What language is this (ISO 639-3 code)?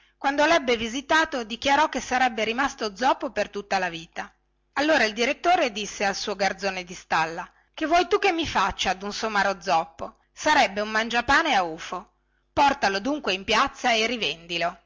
ita